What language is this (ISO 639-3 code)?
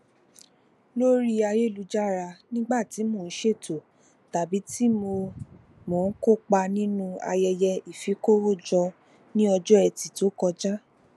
yor